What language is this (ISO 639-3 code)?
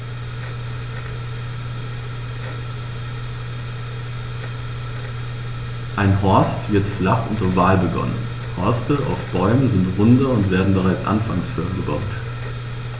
deu